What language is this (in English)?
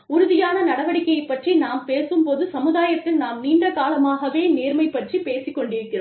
Tamil